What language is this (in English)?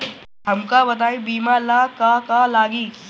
Bhojpuri